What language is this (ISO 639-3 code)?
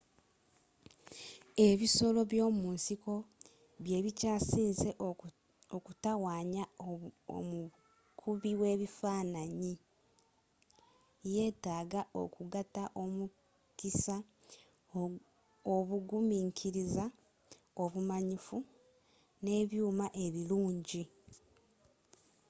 lug